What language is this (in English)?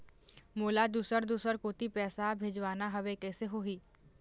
Chhattisgarhi